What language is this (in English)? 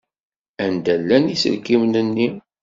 Kabyle